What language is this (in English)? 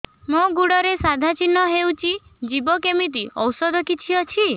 Odia